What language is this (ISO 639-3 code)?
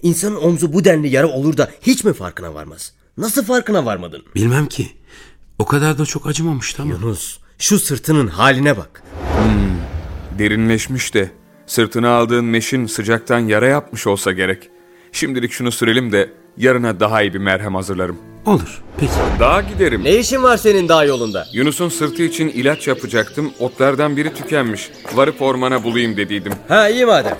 tur